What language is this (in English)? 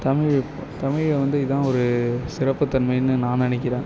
Tamil